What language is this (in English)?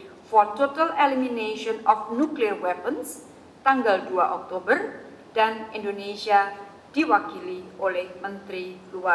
Indonesian